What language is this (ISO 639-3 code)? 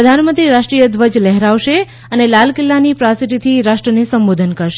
guj